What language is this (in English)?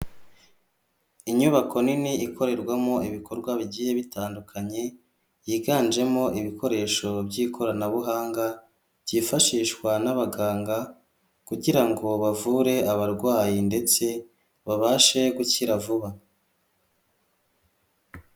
Kinyarwanda